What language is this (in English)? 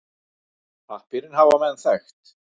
Icelandic